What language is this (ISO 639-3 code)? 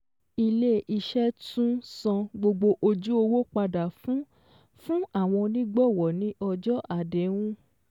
yor